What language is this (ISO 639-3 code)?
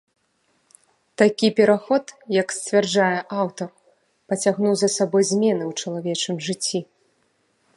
bel